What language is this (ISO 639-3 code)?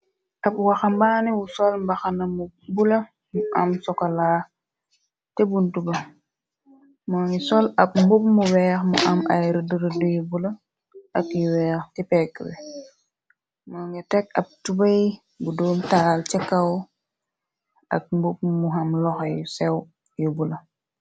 wol